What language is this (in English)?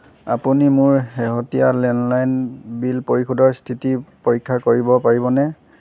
Assamese